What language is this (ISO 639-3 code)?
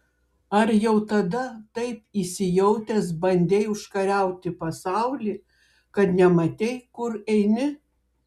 lit